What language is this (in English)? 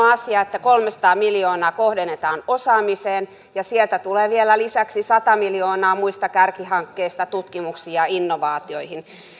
Finnish